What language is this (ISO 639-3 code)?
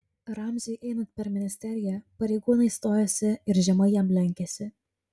lit